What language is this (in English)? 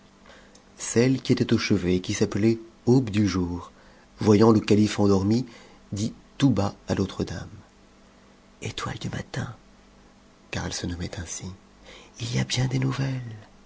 French